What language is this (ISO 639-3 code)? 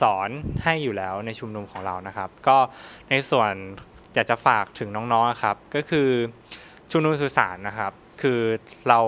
tha